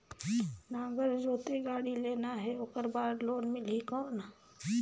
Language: Chhattisgarhi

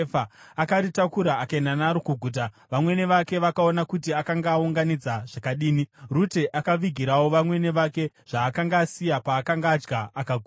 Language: Shona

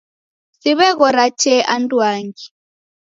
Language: Taita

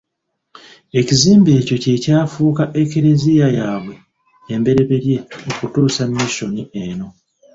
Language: Ganda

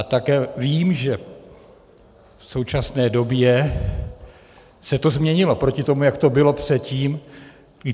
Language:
Czech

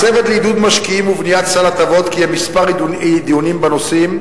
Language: Hebrew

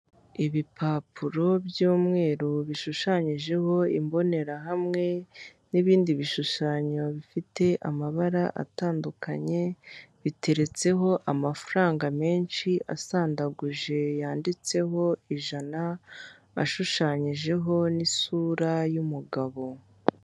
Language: Kinyarwanda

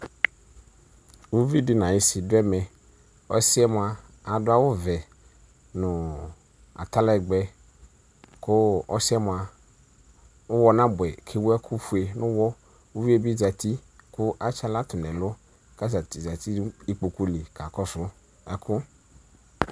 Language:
Ikposo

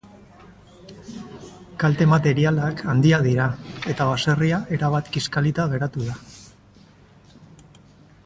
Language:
Basque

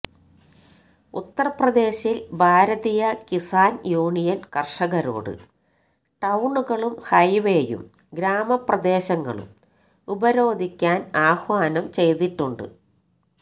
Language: Malayalam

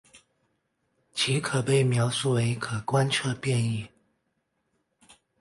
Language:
Chinese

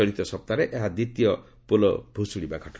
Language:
Odia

